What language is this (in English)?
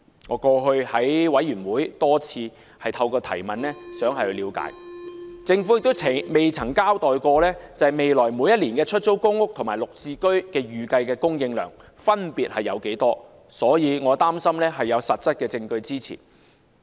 Cantonese